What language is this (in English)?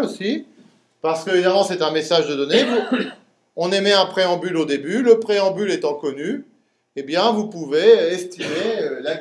French